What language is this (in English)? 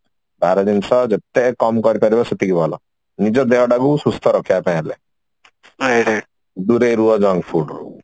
Odia